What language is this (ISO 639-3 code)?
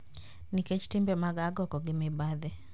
luo